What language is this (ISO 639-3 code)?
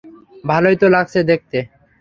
ben